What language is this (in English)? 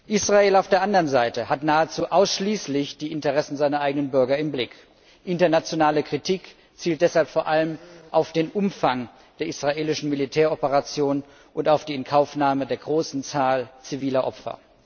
German